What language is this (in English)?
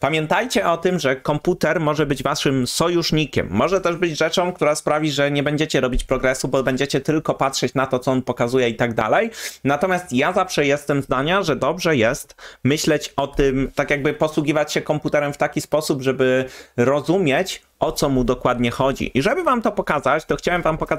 Polish